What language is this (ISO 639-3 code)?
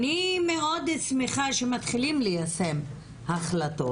heb